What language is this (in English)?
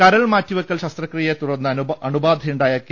Malayalam